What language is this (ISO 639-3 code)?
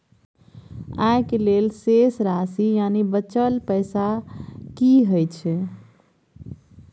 mai